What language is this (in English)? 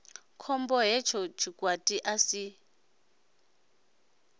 Venda